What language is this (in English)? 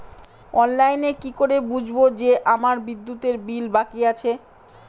Bangla